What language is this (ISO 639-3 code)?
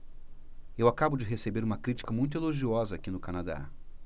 por